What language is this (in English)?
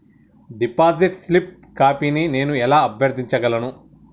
Telugu